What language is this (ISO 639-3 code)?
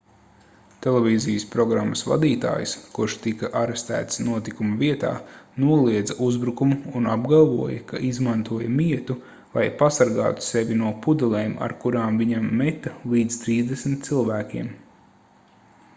lav